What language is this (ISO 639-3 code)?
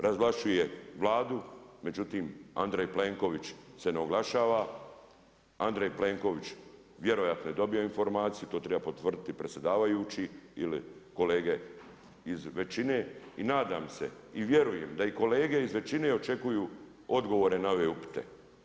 hrv